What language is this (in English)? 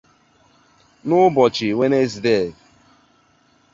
Igbo